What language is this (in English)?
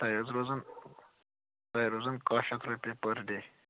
Kashmiri